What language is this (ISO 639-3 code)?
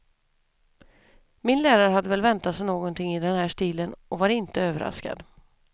swe